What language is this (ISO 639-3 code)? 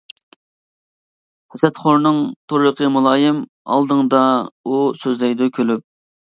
uig